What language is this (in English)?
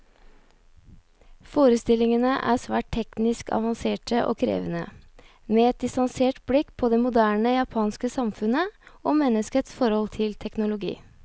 Norwegian